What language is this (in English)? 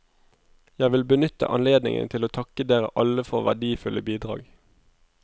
Norwegian